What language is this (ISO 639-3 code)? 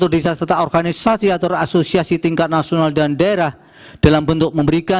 ind